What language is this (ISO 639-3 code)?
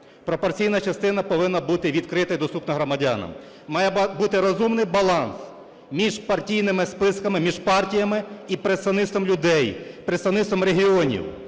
ukr